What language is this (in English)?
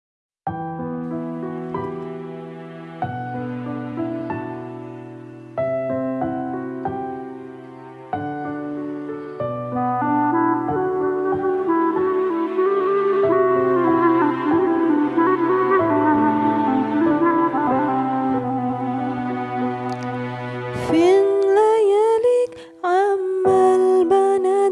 Turkish